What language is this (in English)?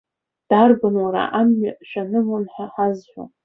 Abkhazian